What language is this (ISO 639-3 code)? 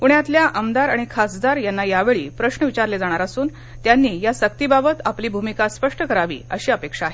mar